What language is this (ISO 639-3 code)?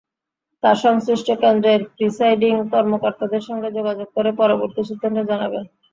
ben